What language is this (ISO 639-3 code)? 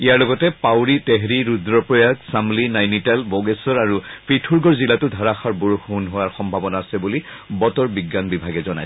asm